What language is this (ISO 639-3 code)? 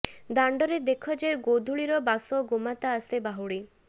ori